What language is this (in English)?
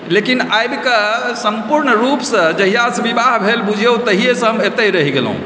Maithili